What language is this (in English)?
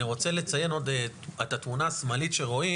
Hebrew